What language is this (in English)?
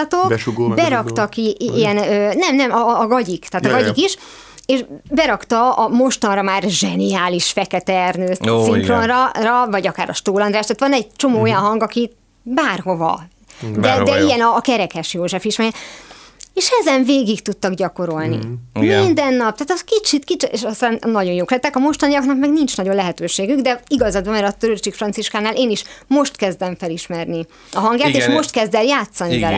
Hungarian